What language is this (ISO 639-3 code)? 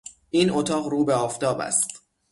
fas